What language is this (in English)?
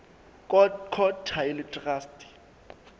Southern Sotho